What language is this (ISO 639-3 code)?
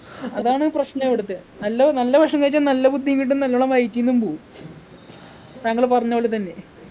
mal